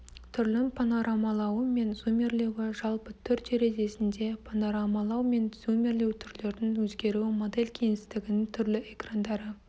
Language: Kazakh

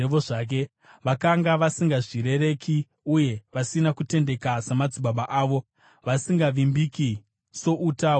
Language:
Shona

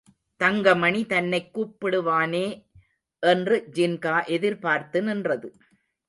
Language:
Tamil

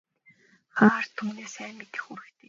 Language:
Mongolian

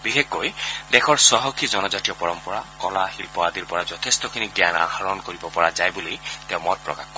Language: Assamese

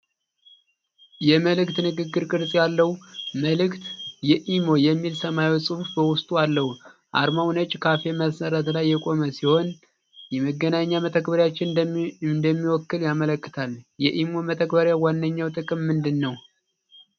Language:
Amharic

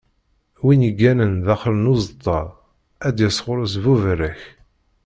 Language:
Kabyle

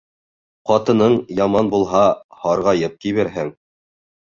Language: Bashkir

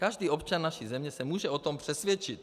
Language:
Czech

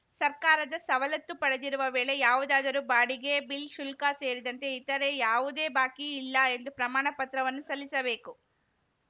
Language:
Kannada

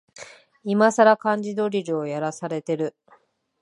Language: Japanese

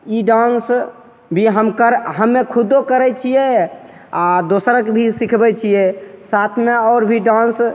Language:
Maithili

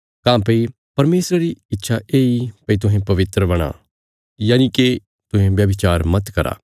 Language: Bilaspuri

